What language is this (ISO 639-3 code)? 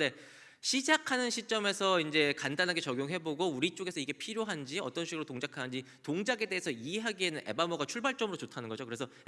kor